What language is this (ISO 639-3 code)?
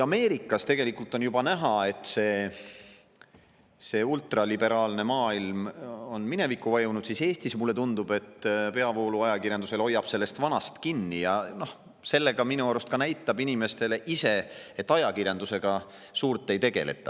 est